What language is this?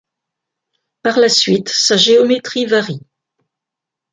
French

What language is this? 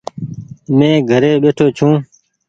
Goaria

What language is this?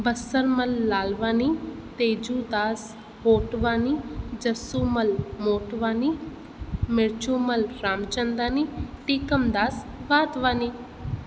Sindhi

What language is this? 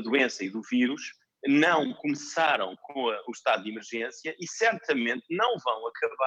Portuguese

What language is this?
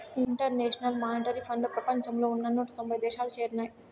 Telugu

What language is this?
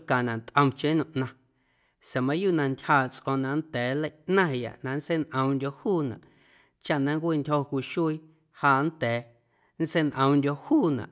Guerrero Amuzgo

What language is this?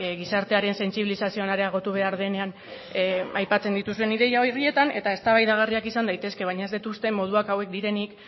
Basque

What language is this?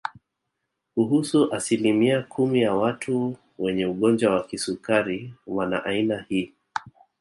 Swahili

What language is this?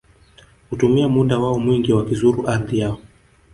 Swahili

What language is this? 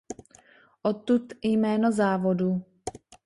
Czech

